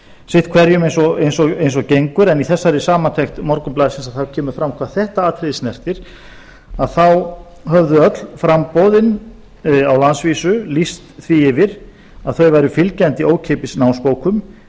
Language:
Icelandic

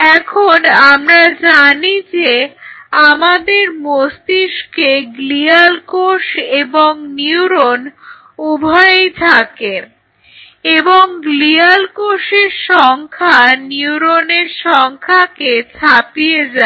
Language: Bangla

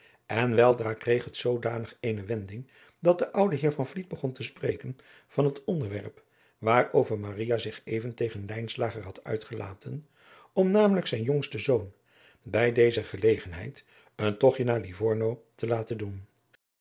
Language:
Dutch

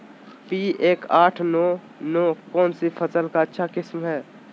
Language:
Magahi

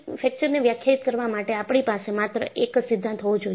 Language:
Gujarati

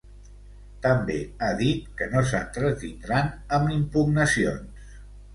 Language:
Catalan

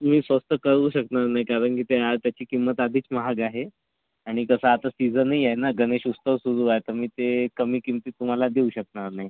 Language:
Marathi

